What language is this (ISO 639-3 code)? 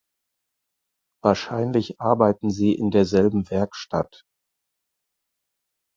deu